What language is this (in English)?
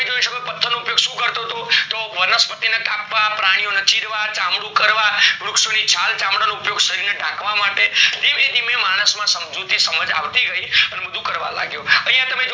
Gujarati